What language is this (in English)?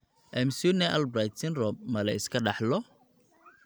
Somali